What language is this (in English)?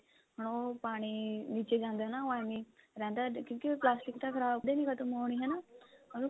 Punjabi